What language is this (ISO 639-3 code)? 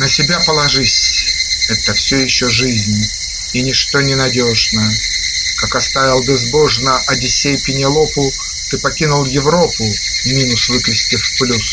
rus